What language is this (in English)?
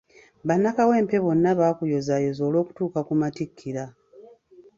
Ganda